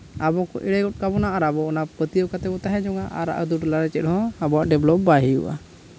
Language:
Santali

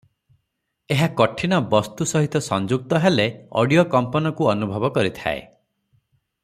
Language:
Odia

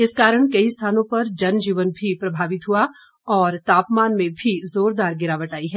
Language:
Hindi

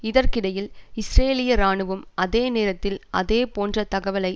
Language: Tamil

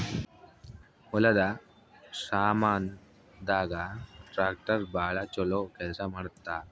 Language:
Kannada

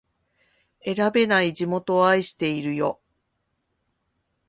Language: Japanese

